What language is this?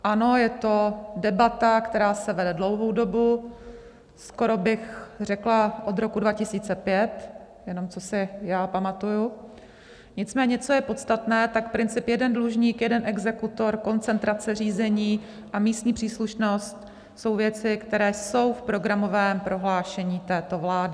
Czech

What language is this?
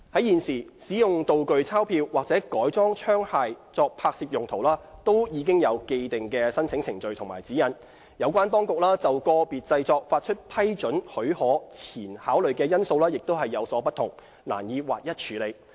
Cantonese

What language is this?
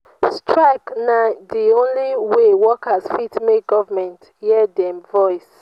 Nigerian Pidgin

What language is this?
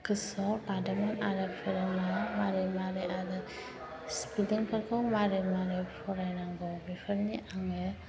Bodo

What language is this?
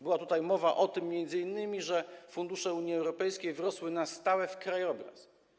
Polish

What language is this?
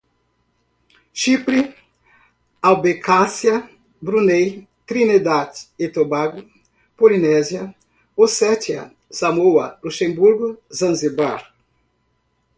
Portuguese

